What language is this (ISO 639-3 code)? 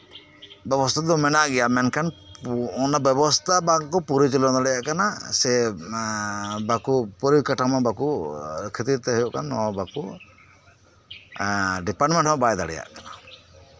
sat